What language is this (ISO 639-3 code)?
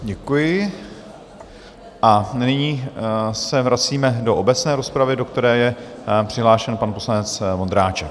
ces